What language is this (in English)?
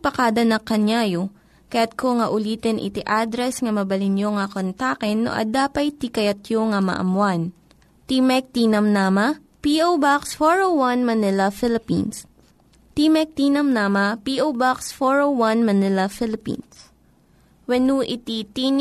Filipino